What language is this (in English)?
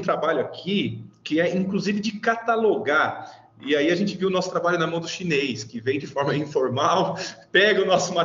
Portuguese